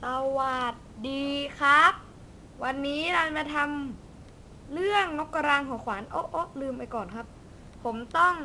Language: Thai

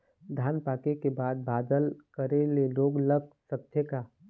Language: Chhattisgarhi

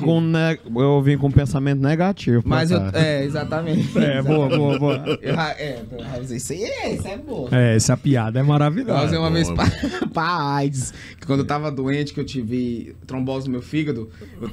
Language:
Portuguese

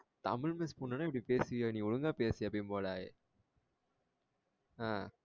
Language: Tamil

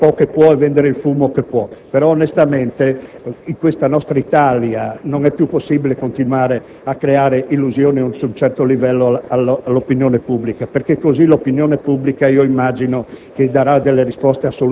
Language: Italian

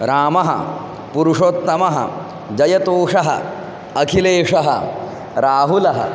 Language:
Sanskrit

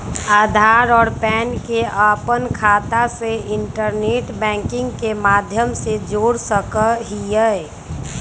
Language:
Magahi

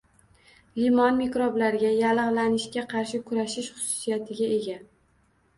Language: Uzbek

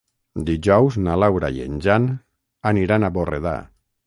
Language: Catalan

